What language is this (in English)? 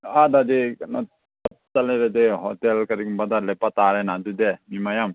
Manipuri